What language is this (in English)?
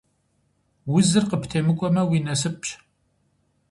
Kabardian